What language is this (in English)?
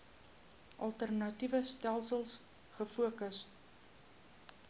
Afrikaans